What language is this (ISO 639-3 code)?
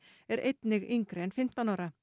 isl